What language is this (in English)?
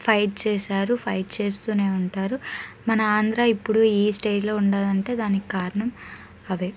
Telugu